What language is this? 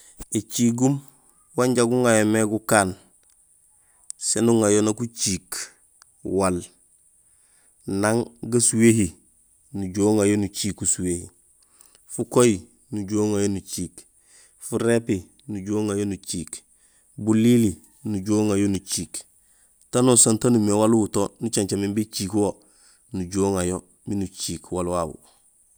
Gusilay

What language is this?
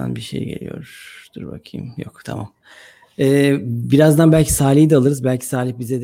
Turkish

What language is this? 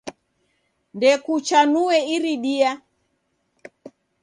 Taita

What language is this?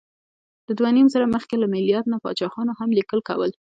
Pashto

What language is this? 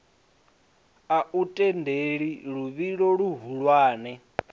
Venda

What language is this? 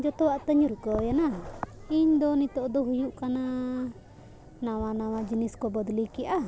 Santali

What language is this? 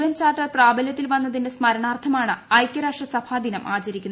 Malayalam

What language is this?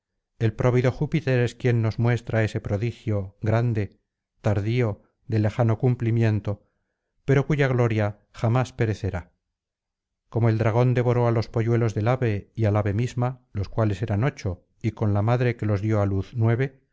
Spanish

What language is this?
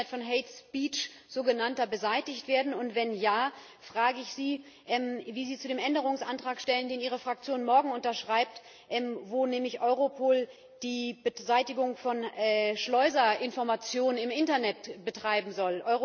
German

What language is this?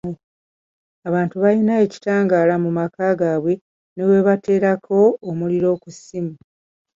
Ganda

